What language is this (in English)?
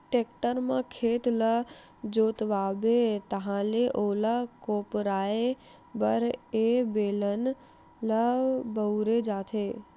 Chhattisgarhi